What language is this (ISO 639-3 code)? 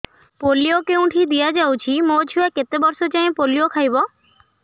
ori